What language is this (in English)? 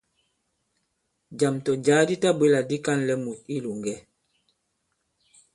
Bankon